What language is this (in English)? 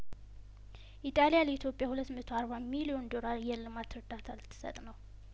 Amharic